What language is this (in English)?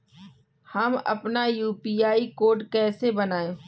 Hindi